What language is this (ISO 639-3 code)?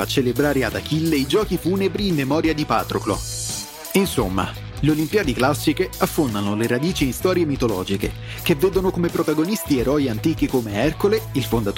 ita